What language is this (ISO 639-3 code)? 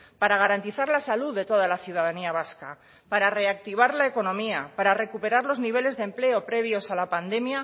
spa